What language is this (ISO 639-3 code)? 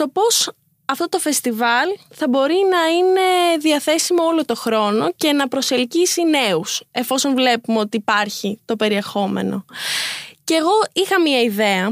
ell